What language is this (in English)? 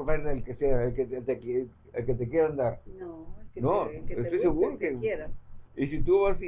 Spanish